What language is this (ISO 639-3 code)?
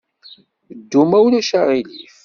kab